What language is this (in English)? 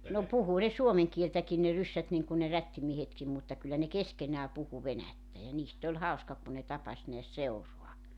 Finnish